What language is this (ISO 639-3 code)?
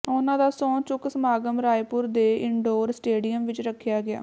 pan